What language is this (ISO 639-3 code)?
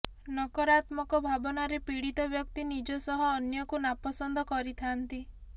ori